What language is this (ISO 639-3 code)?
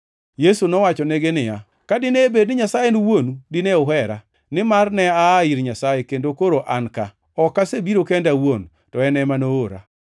luo